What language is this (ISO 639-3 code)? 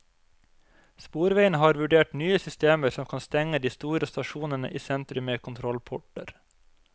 nor